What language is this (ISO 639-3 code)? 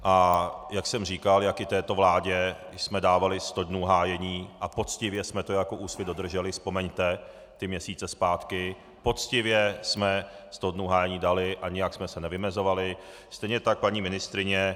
ces